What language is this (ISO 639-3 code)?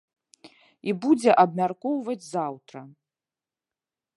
bel